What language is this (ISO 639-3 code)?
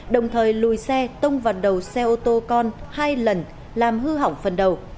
vie